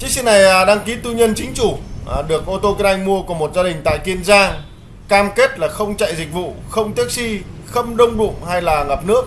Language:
Vietnamese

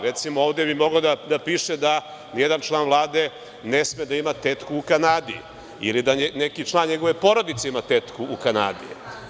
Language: Serbian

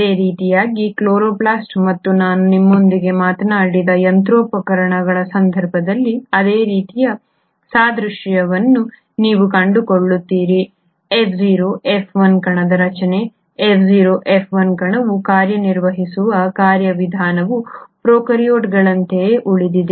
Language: Kannada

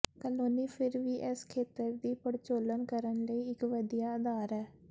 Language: Punjabi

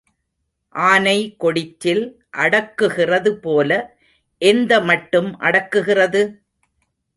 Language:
Tamil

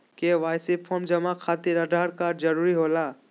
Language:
Magahi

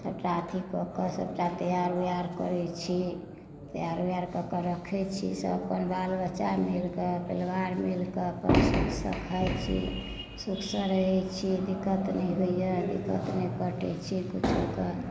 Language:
Maithili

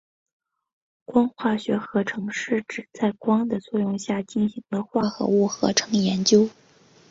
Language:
Chinese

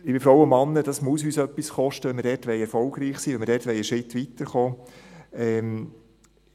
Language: Swiss German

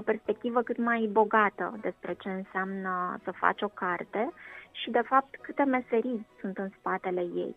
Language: Romanian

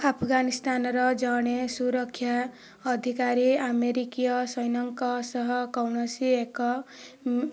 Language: Odia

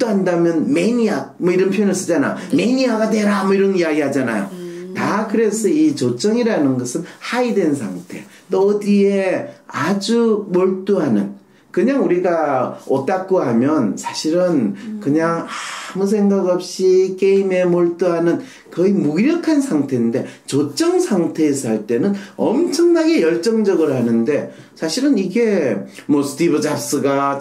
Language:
Korean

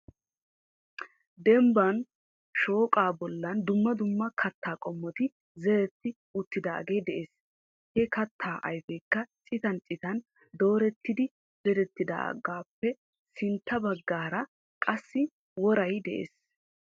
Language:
Wolaytta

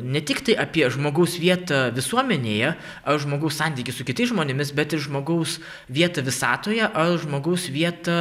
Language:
Lithuanian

